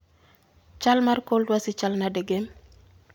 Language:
Luo (Kenya and Tanzania)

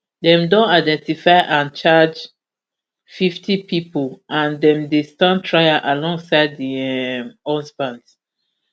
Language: Nigerian Pidgin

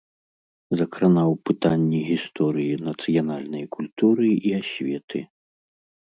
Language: Belarusian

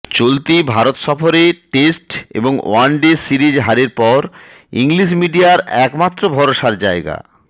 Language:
Bangla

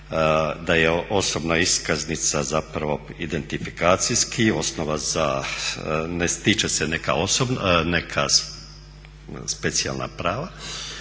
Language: Croatian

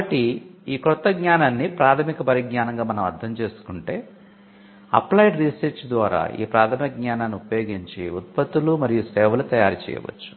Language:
Telugu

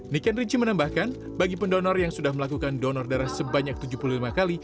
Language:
Indonesian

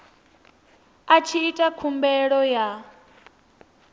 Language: Venda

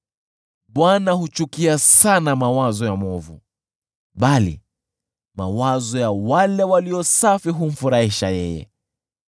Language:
Swahili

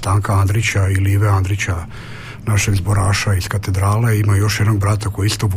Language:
Croatian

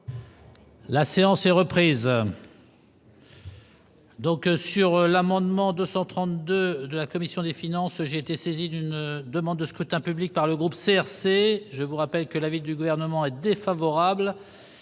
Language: French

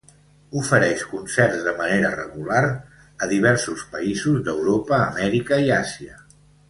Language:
Catalan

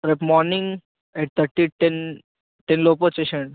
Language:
Telugu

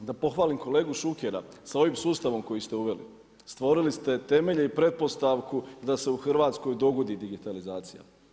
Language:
Croatian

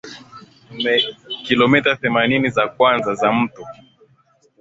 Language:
Swahili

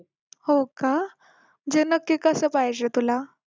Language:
Marathi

